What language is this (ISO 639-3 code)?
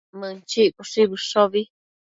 mcf